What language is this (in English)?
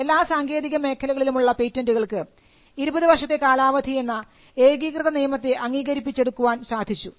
Malayalam